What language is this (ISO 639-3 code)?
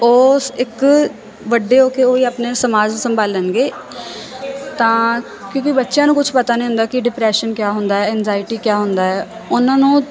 pan